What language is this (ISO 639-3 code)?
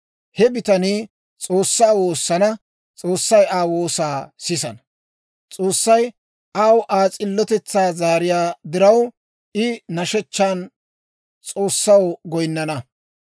dwr